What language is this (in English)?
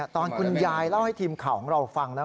Thai